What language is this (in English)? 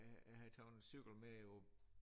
Danish